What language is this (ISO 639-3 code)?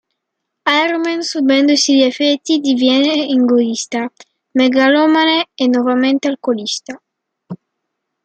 ita